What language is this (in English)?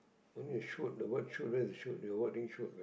English